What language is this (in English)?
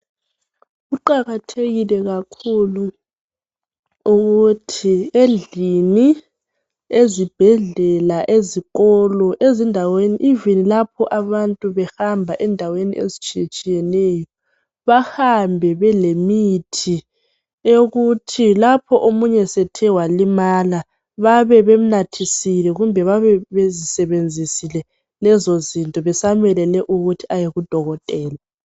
North Ndebele